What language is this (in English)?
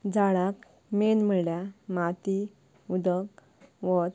Konkani